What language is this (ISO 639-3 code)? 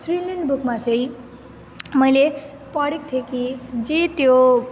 nep